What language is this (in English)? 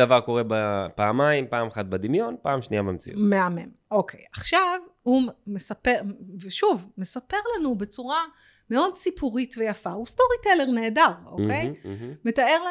Hebrew